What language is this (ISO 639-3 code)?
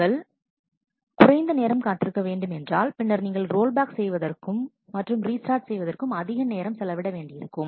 tam